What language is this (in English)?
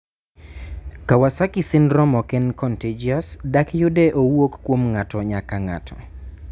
Luo (Kenya and Tanzania)